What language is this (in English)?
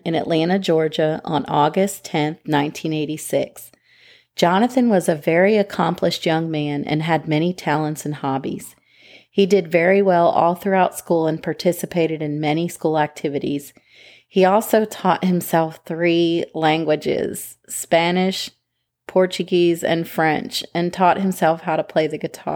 English